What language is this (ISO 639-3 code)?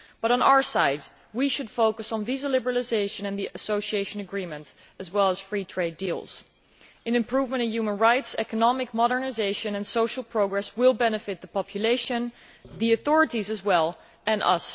eng